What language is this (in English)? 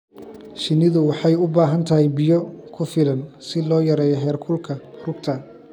Somali